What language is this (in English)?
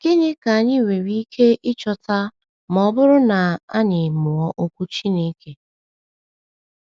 Igbo